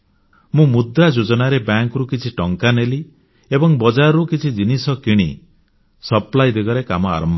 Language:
Odia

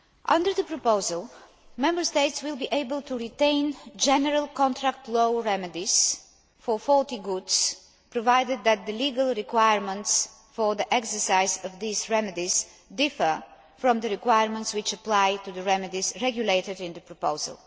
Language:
English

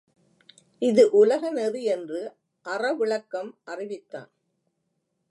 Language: Tamil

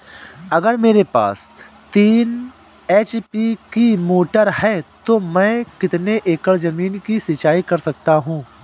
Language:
Hindi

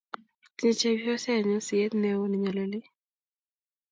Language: Kalenjin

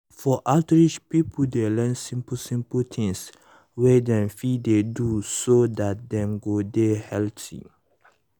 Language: Nigerian Pidgin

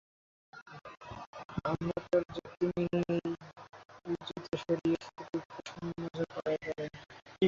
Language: Bangla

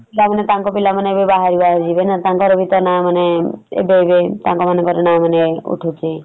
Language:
Odia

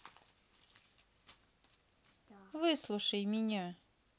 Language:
Russian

